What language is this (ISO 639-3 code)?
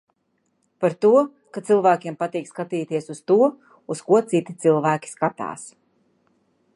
lav